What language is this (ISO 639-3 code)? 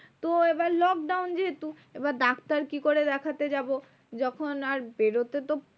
ben